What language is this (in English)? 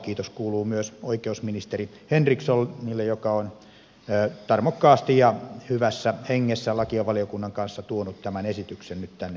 Finnish